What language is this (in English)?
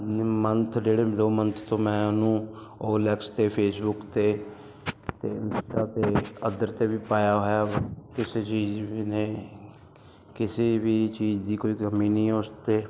Punjabi